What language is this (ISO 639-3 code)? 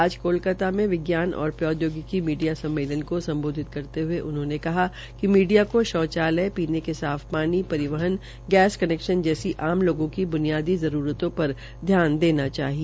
hin